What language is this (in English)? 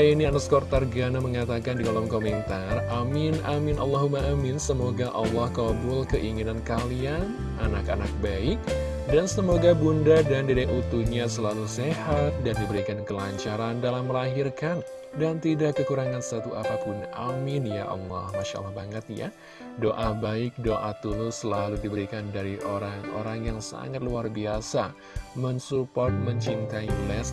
Indonesian